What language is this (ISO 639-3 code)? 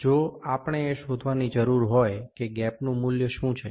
guj